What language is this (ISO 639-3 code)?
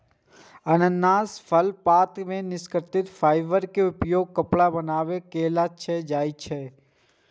mai